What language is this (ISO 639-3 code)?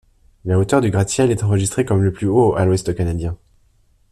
fra